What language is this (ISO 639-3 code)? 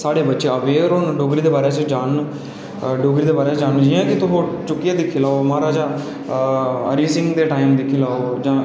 doi